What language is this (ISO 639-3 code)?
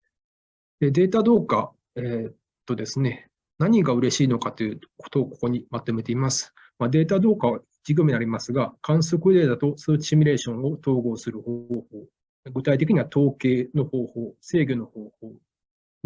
jpn